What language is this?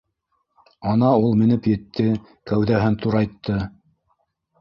Bashkir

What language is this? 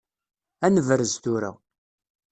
Kabyle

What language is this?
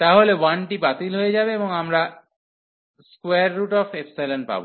Bangla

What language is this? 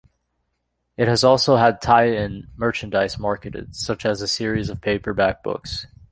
English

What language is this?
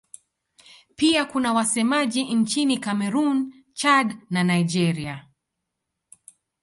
Swahili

